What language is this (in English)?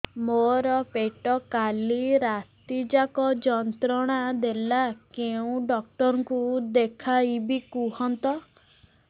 Odia